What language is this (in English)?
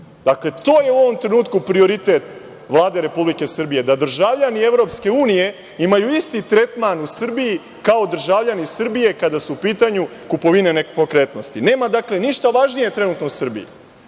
Serbian